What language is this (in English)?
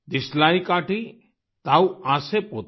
Hindi